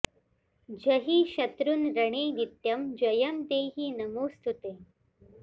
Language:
Sanskrit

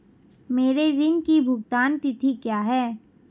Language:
Hindi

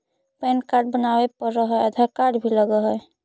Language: Magahi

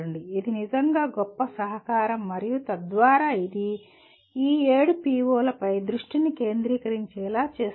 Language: Telugu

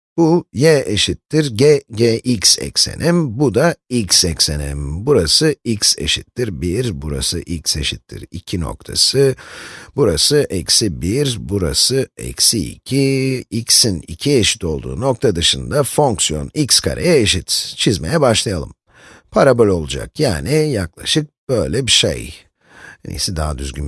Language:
Turkish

